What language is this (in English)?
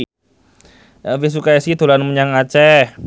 Javanese